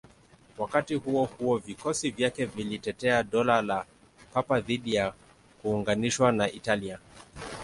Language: Swahili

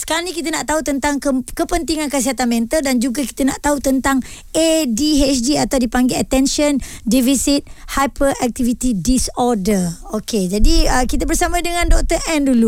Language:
Malay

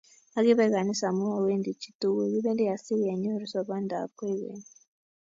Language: Kalenjin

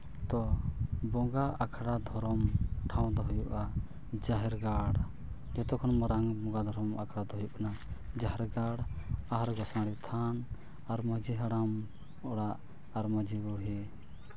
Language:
Santali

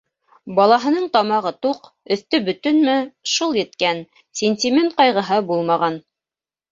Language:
Bashkir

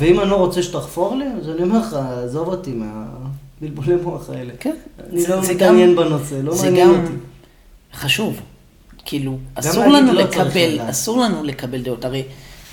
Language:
Hebrew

